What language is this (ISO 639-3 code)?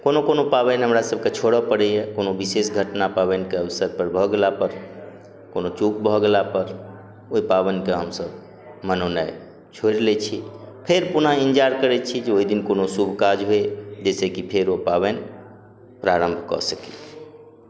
mai